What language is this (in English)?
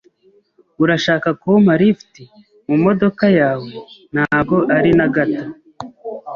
Kinyarwanda